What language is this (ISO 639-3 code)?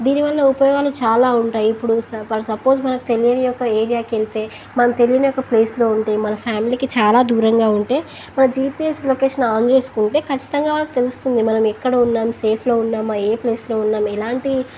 tel